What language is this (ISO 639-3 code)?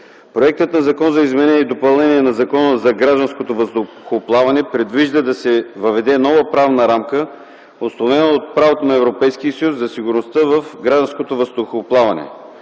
bul